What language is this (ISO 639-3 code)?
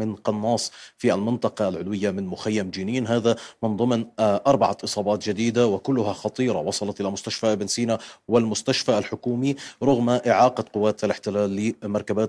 ara